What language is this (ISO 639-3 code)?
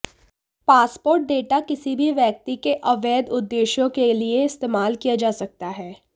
hin